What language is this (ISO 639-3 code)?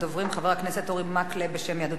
heb